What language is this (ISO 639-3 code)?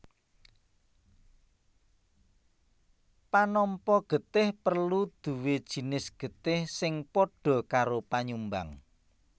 jav